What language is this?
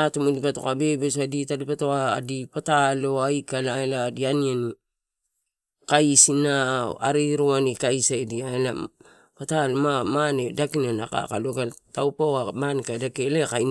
Torau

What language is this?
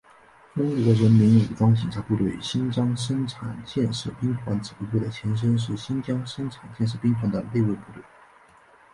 Chinese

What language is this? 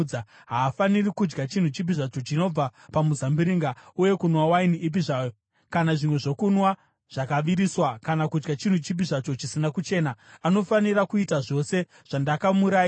Shona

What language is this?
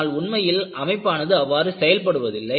Tamil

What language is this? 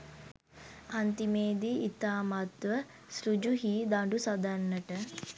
Sinhala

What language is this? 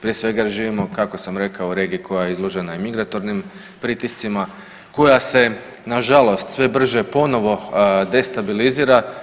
Croatian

